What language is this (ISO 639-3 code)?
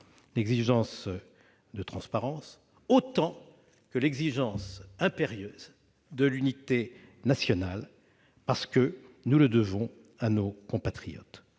fra